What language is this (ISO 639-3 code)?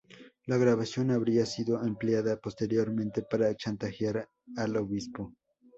spa